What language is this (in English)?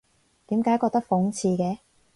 Cantonese